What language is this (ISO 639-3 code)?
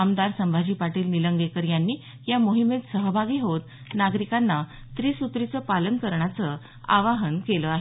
mar